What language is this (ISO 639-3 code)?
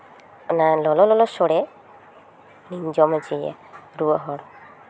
sat